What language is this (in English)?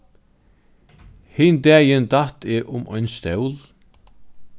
Faroese